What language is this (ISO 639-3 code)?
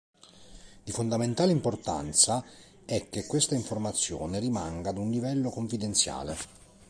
ita